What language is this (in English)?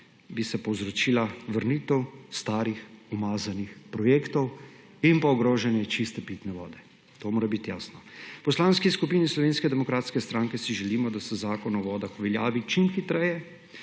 Slovenian